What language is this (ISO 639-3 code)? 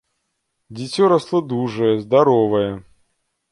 bel